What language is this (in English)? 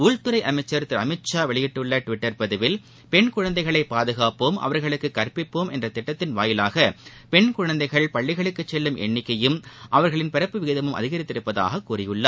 Tamil